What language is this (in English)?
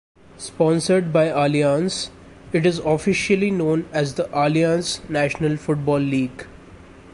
English